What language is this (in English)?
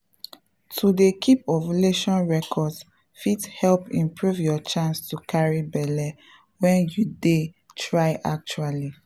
Nigerian Pidgin